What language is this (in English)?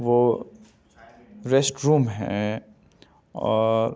Urdu